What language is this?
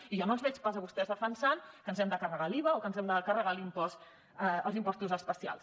Catalan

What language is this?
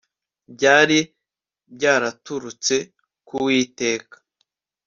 Kinyarwanda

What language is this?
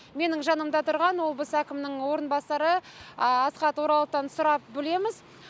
Kazakh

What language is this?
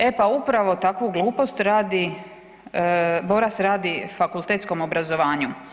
Croatian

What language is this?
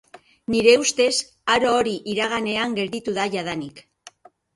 Basque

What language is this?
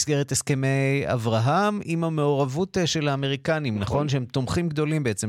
Hebrew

